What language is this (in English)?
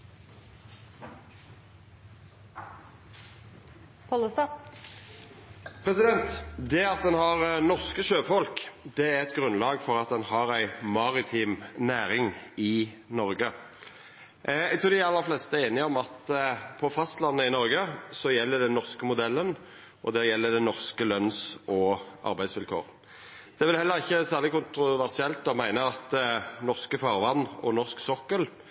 Norwegian